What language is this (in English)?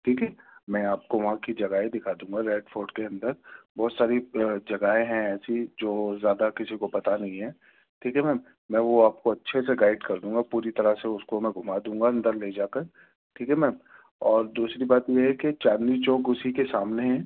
Urdu